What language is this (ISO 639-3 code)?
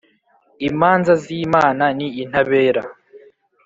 kin